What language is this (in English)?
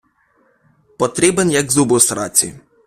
Ukrainian